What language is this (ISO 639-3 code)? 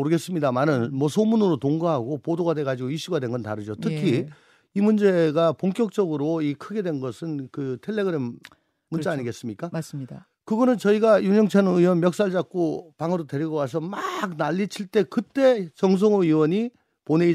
kor